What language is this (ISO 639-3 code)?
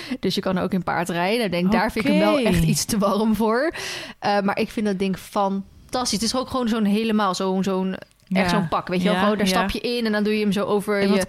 nld